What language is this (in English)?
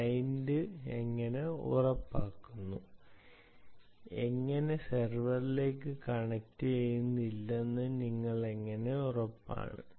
Malayalam